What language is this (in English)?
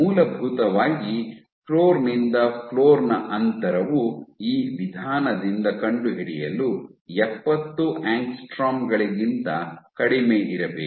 Kannada